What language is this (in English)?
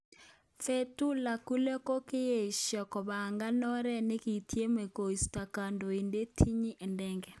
Kalenjin